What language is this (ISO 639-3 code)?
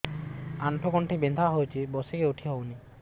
ori